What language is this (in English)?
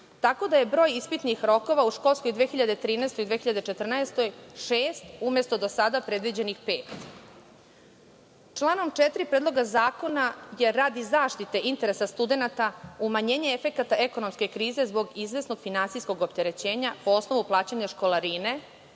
Serbian